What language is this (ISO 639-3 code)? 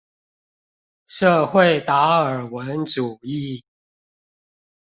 zho